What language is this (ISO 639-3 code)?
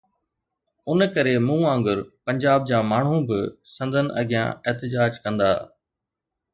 snd